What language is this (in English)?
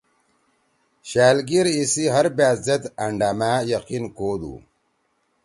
Torwali